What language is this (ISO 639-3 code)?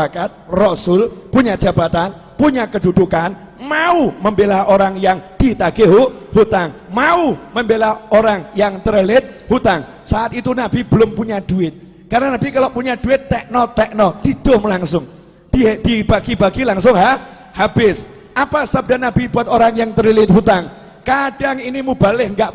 ind